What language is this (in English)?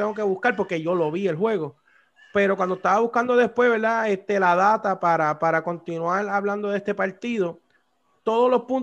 Spanish